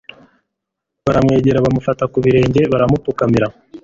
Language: Kinyarwanda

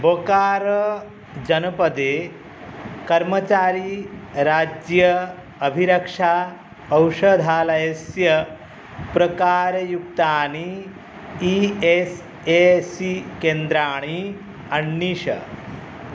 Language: Sanskrit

